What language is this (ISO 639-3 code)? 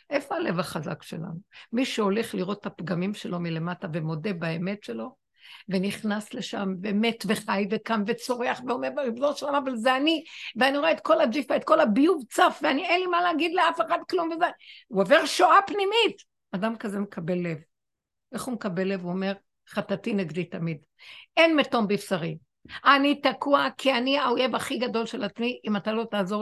heb